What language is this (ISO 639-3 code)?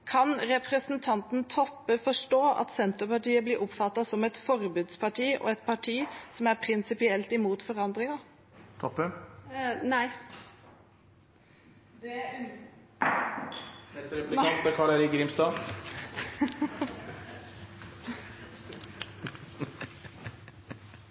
nor